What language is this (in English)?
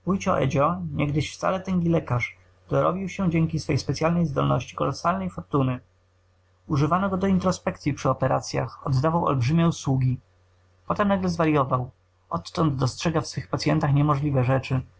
Polish